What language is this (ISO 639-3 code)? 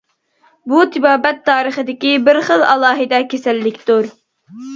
uig